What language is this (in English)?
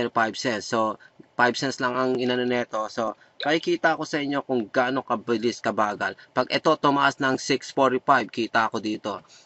Filipino